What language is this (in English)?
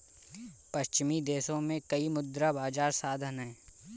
Hindi